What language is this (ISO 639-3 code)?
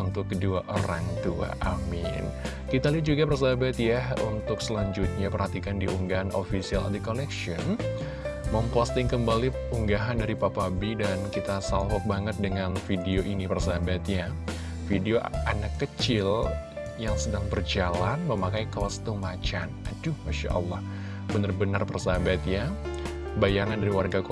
ind